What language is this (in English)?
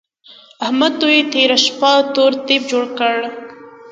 Pashto